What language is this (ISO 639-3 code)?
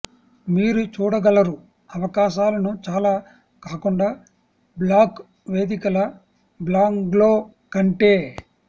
tel